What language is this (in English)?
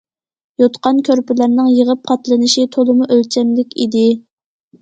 Uyghur